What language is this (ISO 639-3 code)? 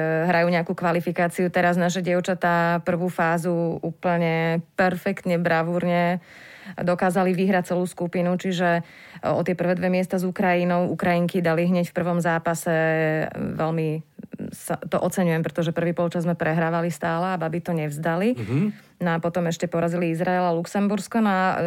slk